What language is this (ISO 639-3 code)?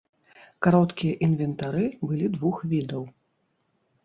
bel